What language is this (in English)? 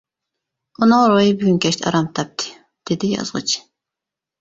Uyghur